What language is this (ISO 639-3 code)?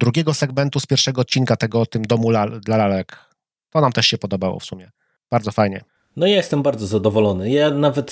pol